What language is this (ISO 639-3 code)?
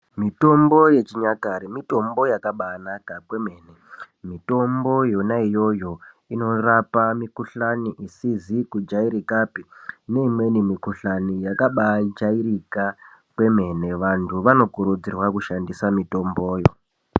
ndc